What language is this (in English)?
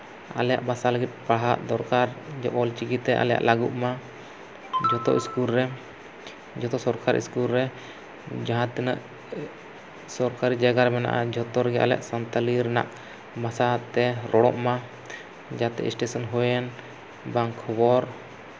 Santali